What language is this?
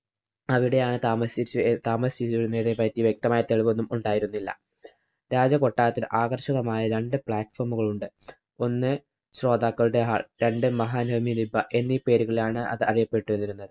Malayalam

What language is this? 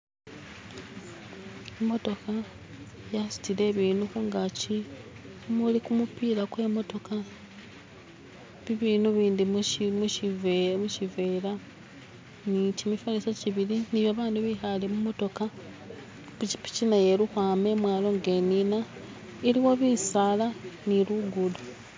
Masaaba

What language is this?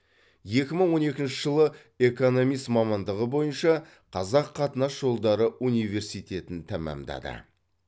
Kazakh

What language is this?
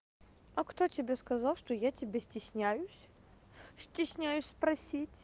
Russian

